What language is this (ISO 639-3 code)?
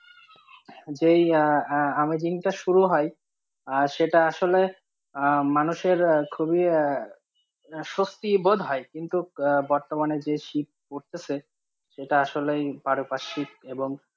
ben